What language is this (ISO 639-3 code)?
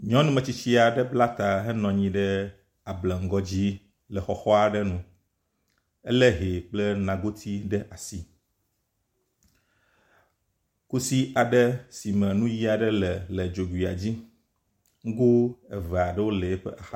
ewe